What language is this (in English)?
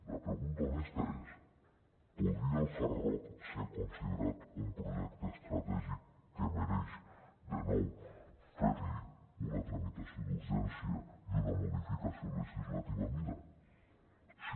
Catalan